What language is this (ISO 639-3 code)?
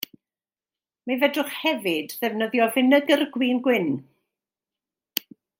cym